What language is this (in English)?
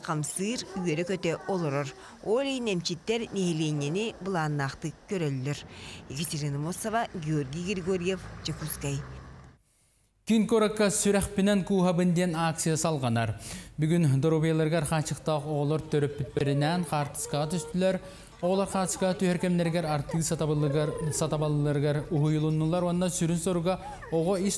Turkish